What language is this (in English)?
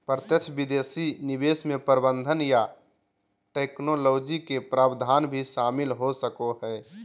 Magahi